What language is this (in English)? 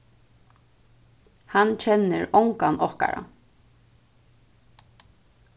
Faroese